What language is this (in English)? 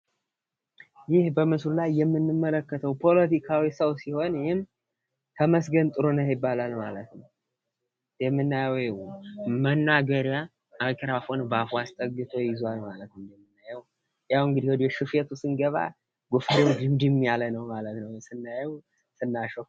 Amharic